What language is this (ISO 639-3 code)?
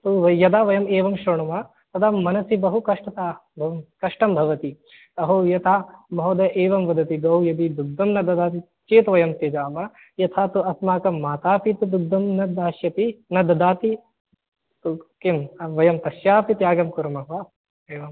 san